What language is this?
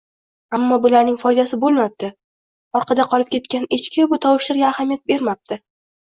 Uzbek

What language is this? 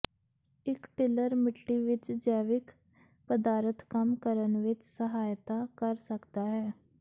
Punjabi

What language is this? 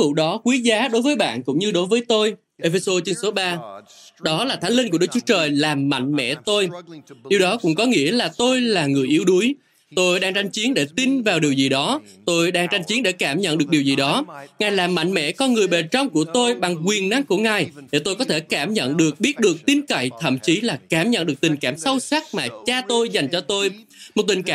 Vietnamese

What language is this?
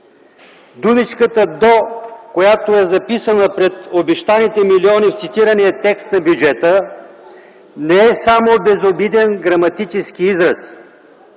Bulgarian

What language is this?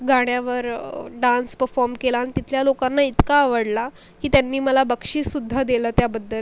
Marathi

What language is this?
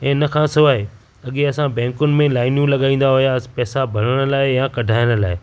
Sindhi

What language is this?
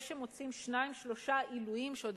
Hebrew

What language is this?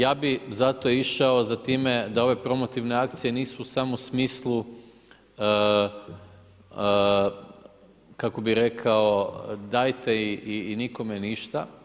Croatian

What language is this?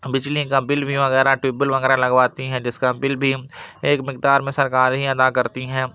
Urdu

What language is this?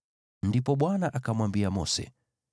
Swahili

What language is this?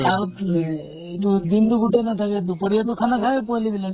Assamese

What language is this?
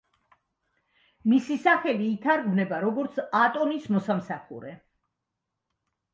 Georgian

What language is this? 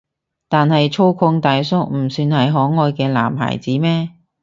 Cantonese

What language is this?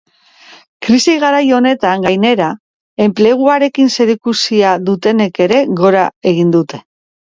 Basque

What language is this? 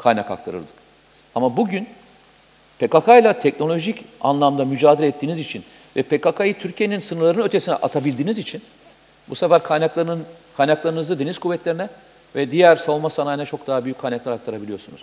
Turkish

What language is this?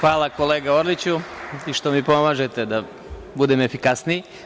Serbian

